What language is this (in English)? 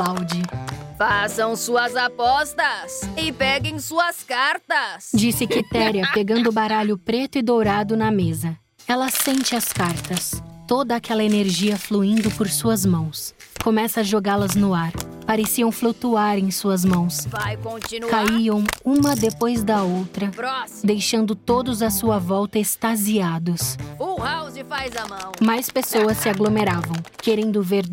Portuguese